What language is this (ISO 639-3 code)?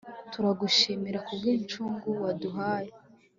kin